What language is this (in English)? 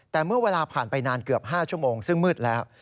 Thai